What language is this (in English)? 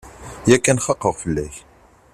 Kabyle